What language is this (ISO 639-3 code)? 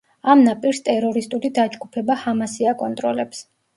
kat